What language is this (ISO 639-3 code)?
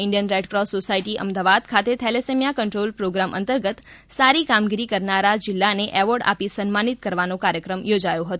guj